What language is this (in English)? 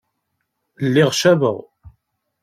Kabyle